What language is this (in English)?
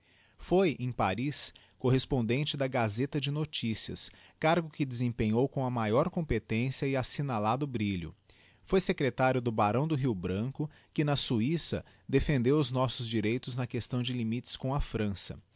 Portuguese